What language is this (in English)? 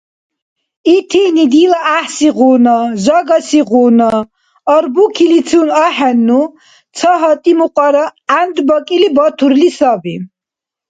Dargwa